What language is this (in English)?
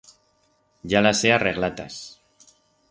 Aragonese